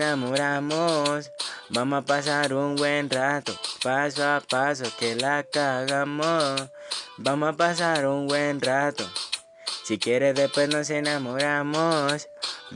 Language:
Spanish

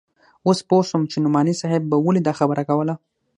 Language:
Pashto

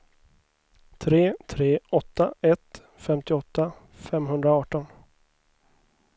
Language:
Swedish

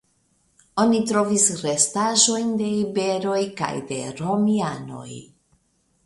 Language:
Esperanto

